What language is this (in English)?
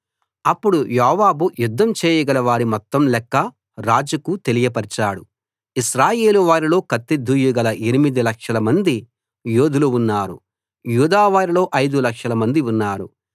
Telugu